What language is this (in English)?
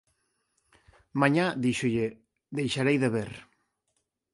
Galician